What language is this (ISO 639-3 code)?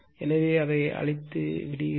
tam